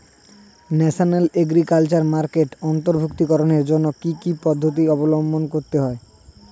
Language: Bangla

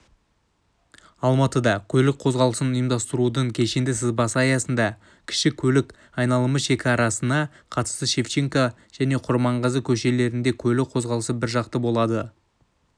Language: Kazakh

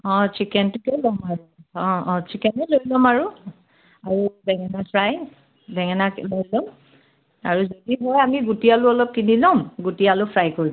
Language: Assamese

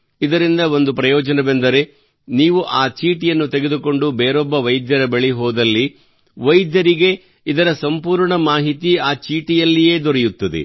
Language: Kannada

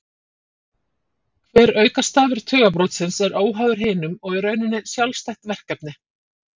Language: Icelandic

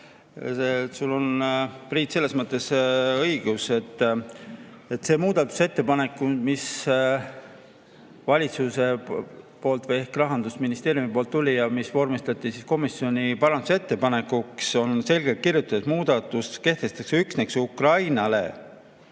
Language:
Estonian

